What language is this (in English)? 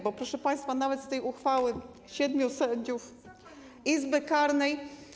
Polish